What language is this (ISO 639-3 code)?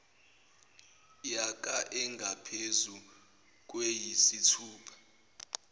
zul